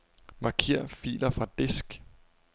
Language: Danish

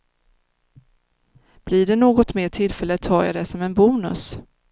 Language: Swedish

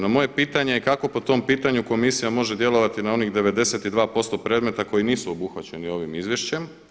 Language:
Croatian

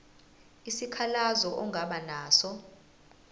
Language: Zulu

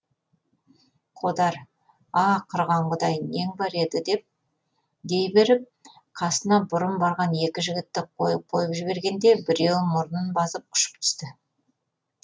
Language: Kazakh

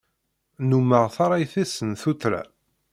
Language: Kabyle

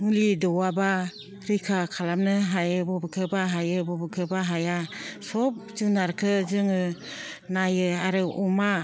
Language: Bodo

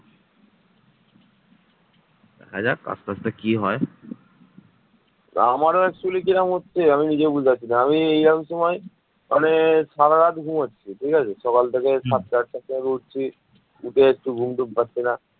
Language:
Bangla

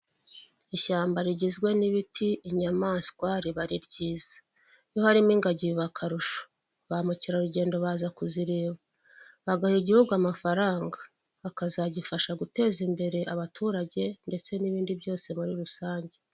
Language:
Kinyarwanda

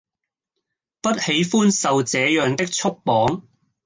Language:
Cantonese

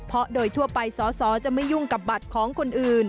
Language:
Thai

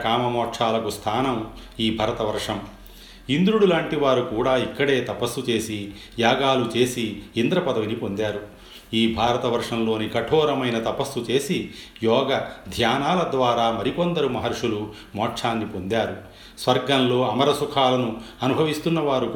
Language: Telugu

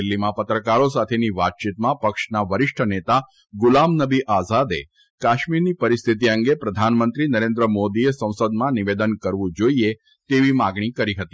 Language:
Gujarati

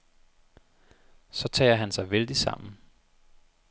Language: Danish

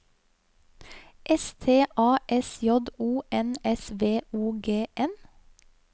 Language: Norwegian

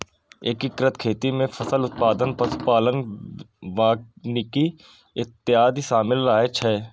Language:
Maithili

